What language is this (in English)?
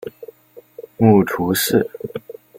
Chinese